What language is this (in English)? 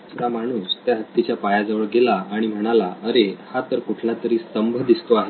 Marathi